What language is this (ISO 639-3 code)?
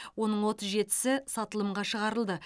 kaz